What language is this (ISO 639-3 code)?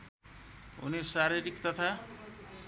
nep